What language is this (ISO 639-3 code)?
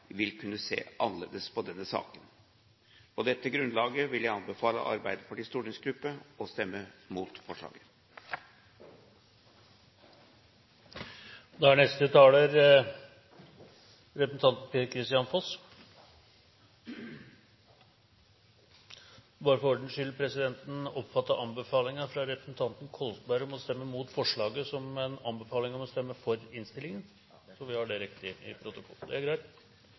nob